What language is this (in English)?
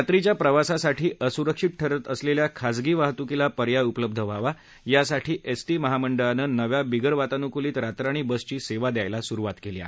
Marathi